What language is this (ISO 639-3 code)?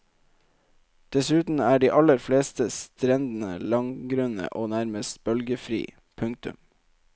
nor